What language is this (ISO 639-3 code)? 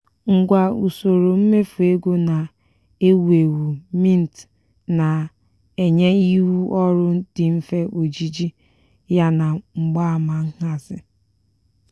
ibo